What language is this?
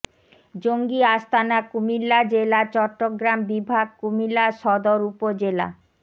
Bangla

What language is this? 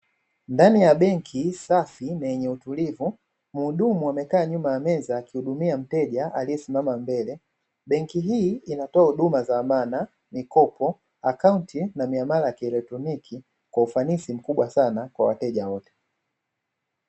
Swahili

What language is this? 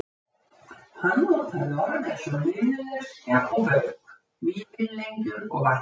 Icelandic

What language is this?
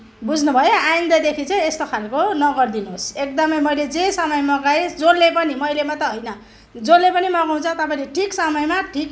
Nepali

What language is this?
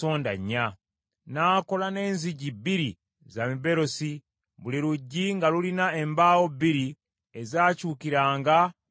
Ganda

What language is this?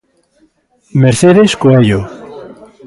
Galician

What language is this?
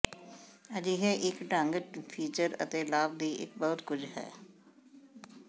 Punjabi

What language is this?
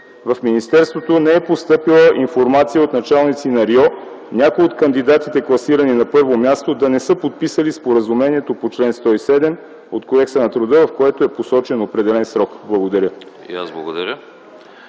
Bulgarian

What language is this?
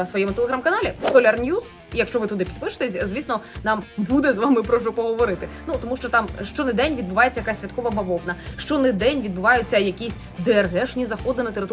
Ukrainian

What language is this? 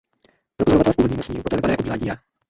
Czech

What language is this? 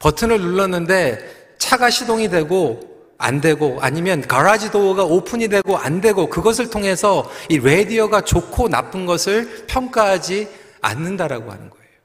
Korean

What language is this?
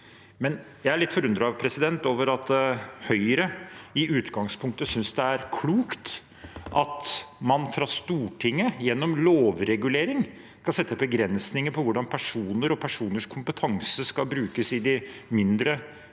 Norwegian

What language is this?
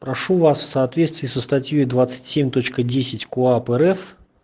Russian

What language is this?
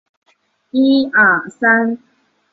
Chinese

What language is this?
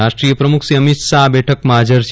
Gujarati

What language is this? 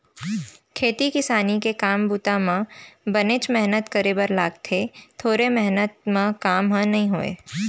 Chhattisgarhi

